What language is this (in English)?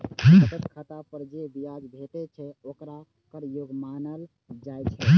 Maithili